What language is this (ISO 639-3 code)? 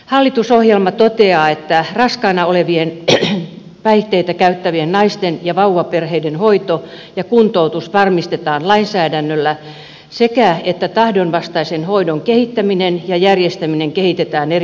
fin